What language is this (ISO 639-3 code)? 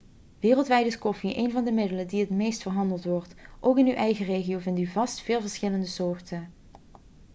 nld